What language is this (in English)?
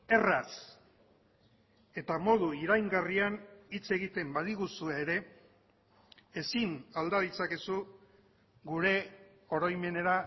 Basque